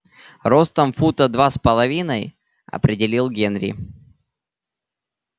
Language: Russian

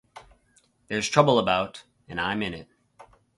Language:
English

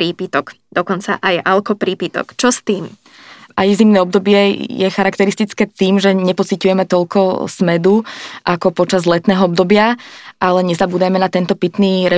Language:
Slovak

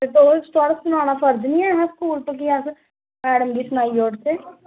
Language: Dogri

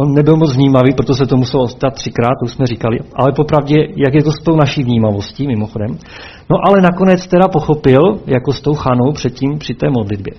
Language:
Czech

